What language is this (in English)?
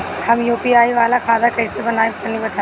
Bhojpuri